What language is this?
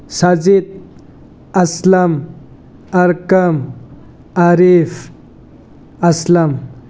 Manipuri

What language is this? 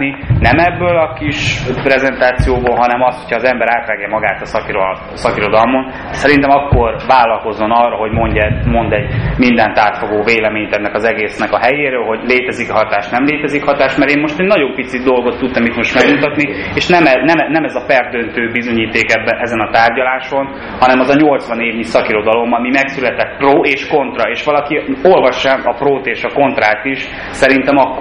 Hungarian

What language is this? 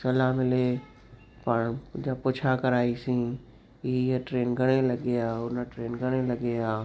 Sindhi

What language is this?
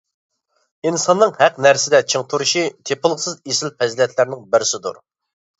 Uyghur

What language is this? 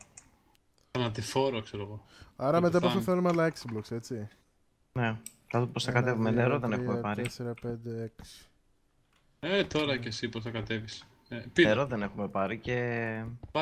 Greek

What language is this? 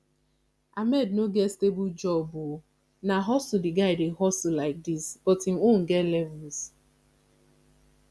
Nigerian Pidgin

